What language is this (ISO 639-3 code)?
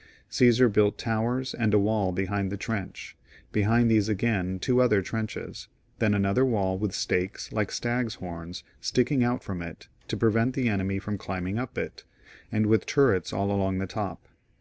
eng